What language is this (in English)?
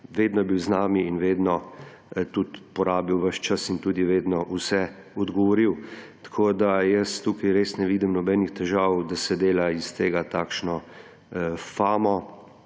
Slovenian